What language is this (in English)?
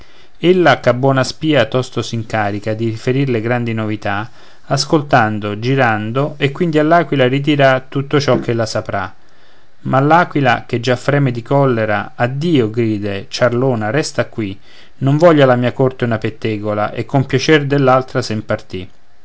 Italian